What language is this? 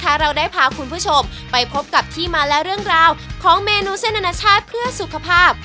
Thai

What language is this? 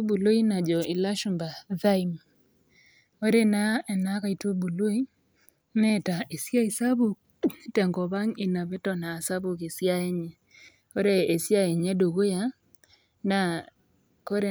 Masai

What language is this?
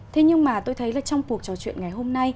Vietnamese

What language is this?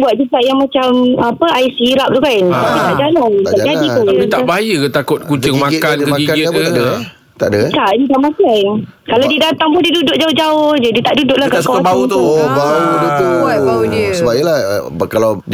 Malay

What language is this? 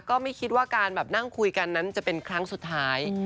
Thai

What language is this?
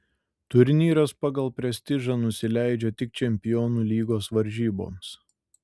Lithuanian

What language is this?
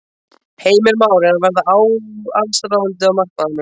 Icelandic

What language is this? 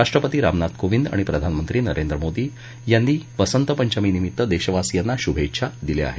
Marathi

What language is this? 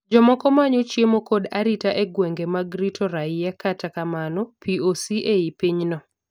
Luo (Kenya and Tanzania)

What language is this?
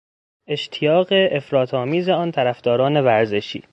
Persian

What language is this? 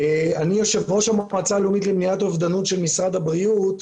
Hebrew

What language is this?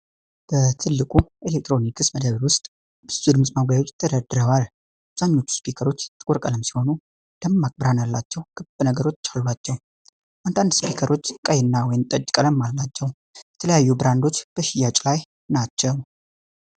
Amharic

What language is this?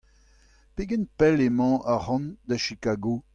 Breton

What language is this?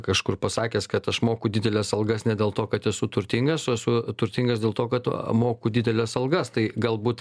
Lithuanian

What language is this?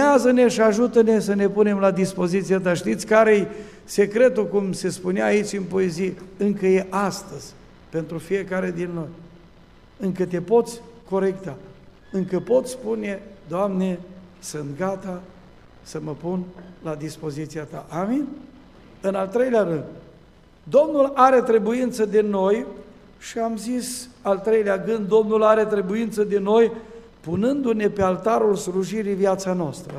Romanian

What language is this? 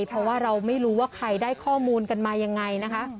Thai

